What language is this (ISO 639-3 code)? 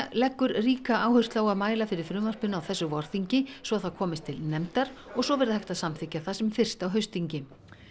isl